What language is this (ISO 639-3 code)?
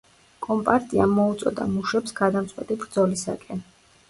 kat